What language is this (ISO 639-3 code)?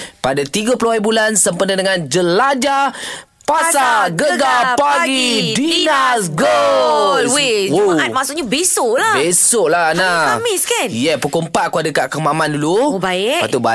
msa